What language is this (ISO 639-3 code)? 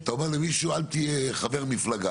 heb